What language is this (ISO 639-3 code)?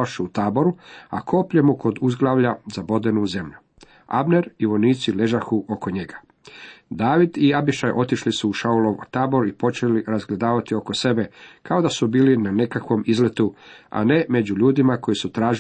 hrv